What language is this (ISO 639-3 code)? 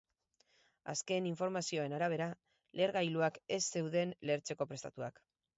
eus